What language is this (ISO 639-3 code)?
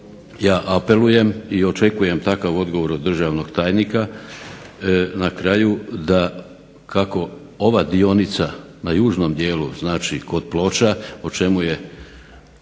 hrv